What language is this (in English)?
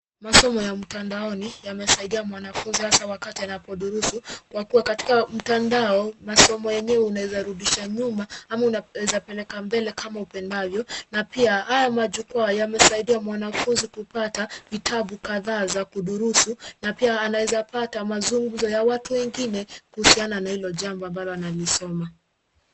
Swahili